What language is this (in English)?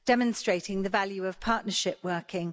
English